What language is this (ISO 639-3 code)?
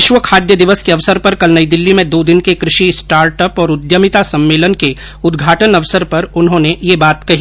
hin